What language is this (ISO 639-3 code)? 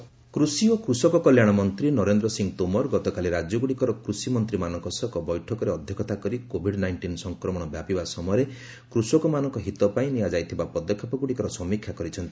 ori